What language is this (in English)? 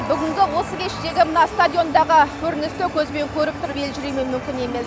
Kazakh